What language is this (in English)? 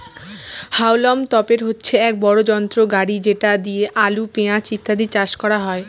Bangla